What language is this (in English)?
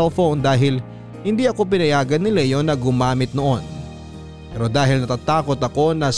Filipino